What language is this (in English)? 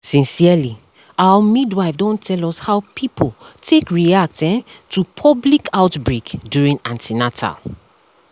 Nigerian Pidgin